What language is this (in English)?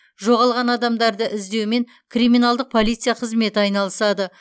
Kazakh